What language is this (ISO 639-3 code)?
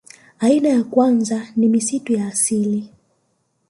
swa